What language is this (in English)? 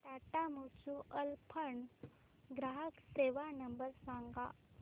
Marathi